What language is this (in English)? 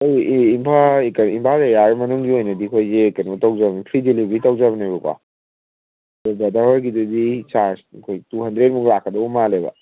Manipuri